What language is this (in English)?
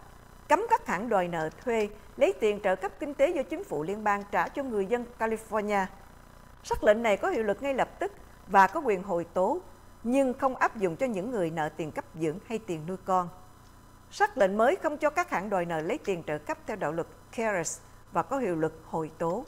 Vietnamese